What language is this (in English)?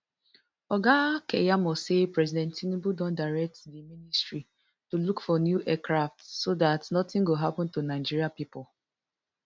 Nigerian Pidgin